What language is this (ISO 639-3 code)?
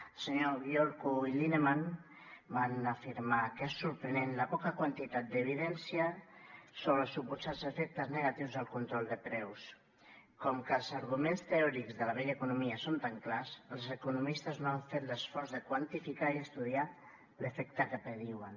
cat